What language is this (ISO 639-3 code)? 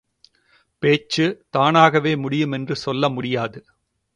tam